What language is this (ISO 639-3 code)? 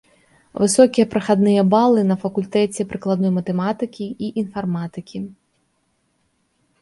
bel